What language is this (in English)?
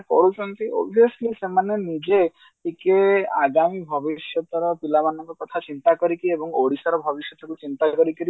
Odia